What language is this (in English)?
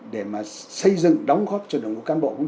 Vietnamese